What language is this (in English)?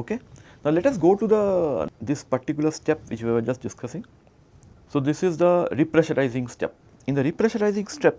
English